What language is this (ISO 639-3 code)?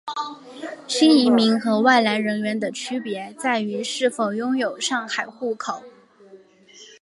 zho